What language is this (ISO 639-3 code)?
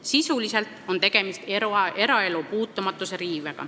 est